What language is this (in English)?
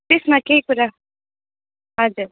Nepali